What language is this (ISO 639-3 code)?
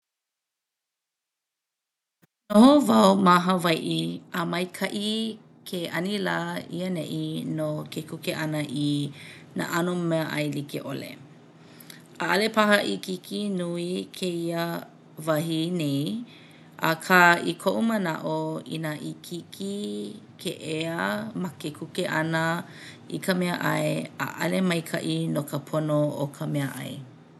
haw